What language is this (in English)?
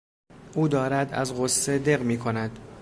Persian